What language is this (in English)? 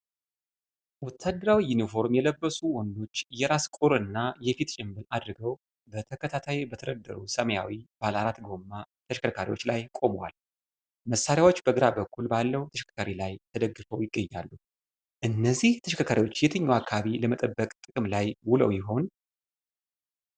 Amharic